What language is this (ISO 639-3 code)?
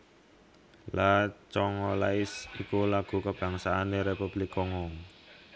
jav